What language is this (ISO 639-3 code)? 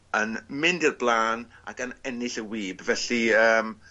cym